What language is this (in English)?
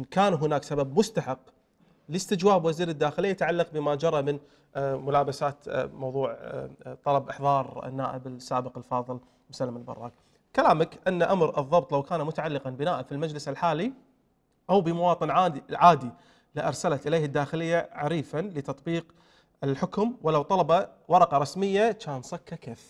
Arabic